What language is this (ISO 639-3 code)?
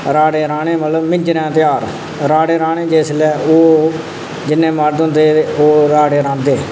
doi